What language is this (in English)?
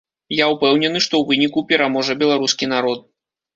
Belarusian